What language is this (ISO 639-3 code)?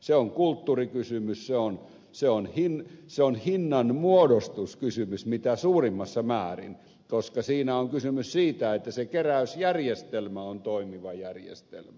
fin